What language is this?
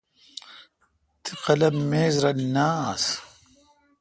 Kalkoti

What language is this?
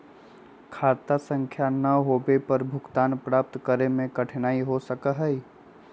Magahi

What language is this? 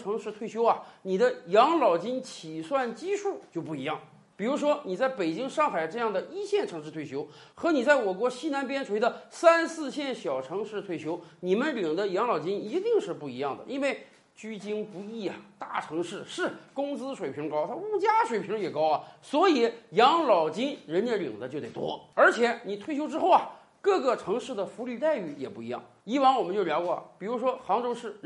Chinese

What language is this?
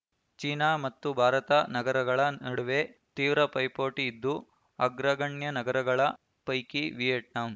Kannada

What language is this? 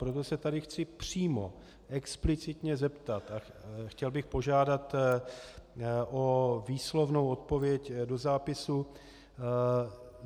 Czech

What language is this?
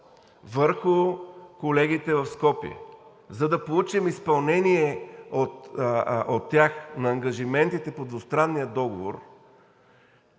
Bulgarian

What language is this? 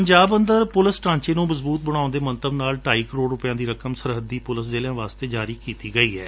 Punjabi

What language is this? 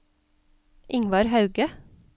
Norwegian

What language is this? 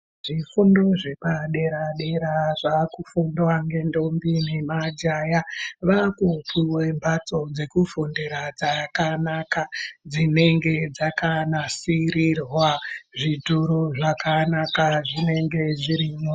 Ndau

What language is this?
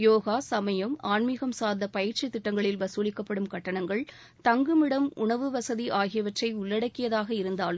Tamil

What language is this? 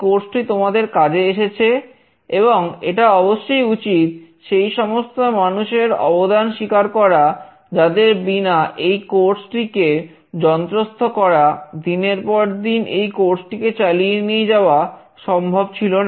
Bangla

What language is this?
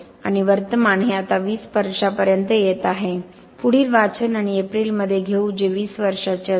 Marathi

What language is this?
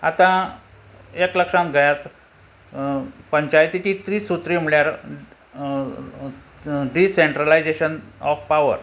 Konkani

